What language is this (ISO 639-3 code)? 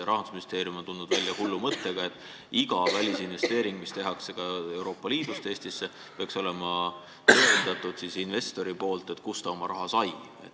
est